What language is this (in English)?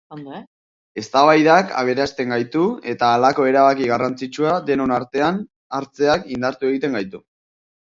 Basque